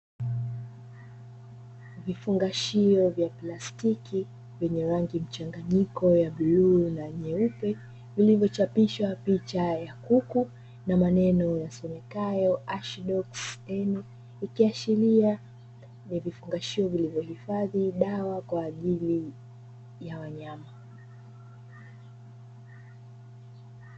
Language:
Swahili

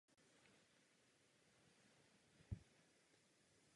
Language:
Czech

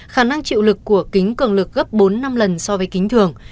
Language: Vietnamese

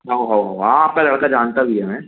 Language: Hindi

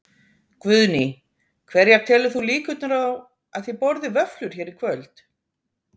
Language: Icelandic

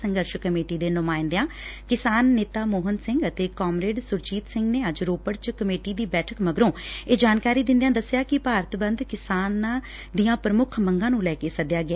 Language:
Punjabi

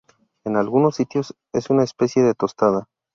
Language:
Spanish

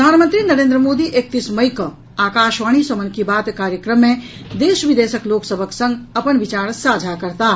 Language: Maithili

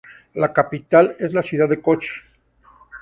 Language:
Spanish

